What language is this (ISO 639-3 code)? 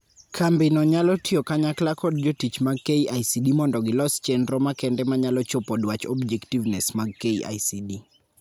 luo